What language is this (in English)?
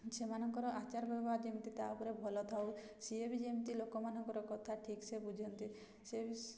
Odia